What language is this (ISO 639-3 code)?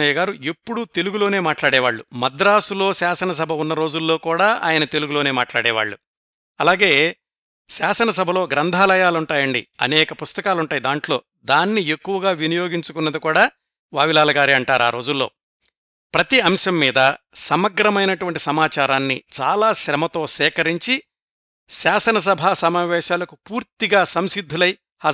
tel